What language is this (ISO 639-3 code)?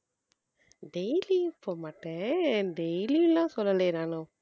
tam